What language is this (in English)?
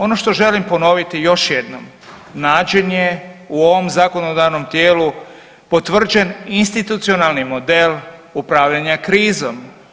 Croatian